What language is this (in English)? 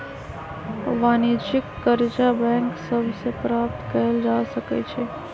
Magahi